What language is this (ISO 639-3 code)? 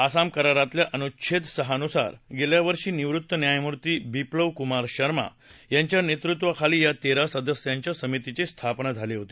mar